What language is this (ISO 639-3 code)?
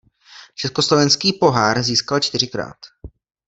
ces